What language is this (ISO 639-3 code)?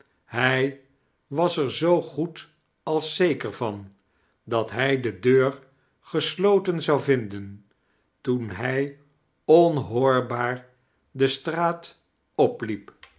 nld